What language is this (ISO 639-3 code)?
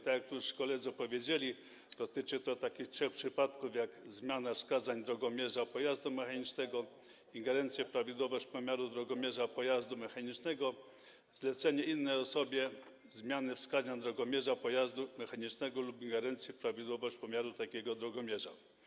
pol